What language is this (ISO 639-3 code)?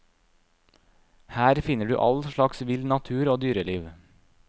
nor